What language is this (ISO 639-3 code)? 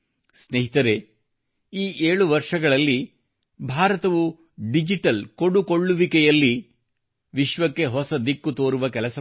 kan